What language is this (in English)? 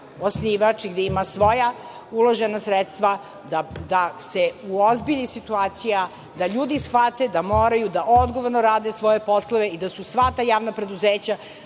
Serbian